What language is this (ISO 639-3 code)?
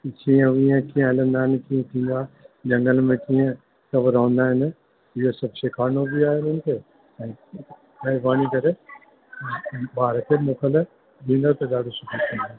snd